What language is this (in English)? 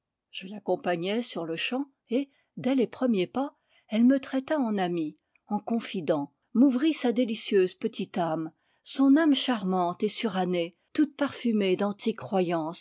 French